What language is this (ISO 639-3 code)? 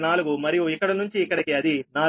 tel